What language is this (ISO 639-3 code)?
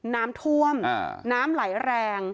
tha